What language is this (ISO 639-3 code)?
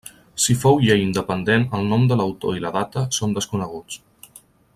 cat